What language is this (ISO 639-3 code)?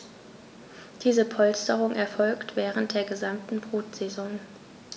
deu